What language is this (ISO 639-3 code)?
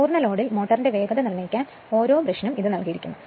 mal